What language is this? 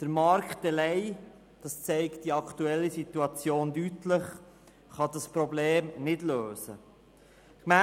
Swiss German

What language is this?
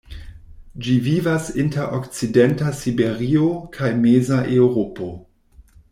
Esperanto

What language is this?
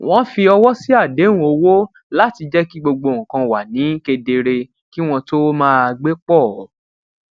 Yoruba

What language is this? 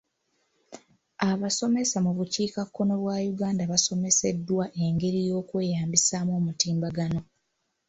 Ganda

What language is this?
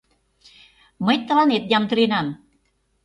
Mari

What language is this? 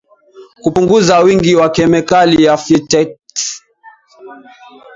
Swahili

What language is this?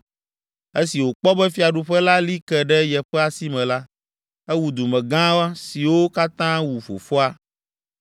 Ewe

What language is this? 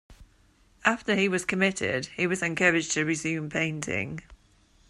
English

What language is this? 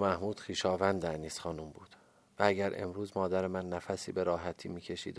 Persian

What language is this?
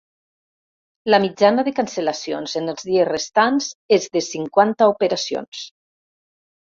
Catalan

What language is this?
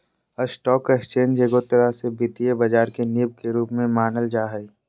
Magahi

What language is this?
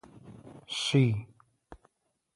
Adyghe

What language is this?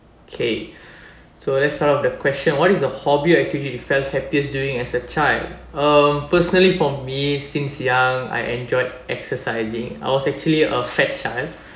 English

